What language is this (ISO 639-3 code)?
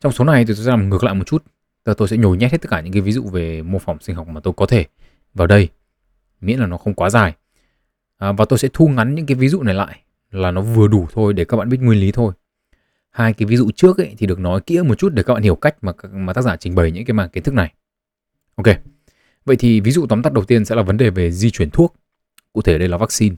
vie